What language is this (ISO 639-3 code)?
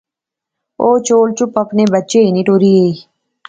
phr